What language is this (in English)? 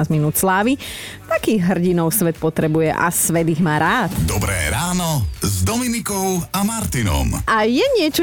Slovak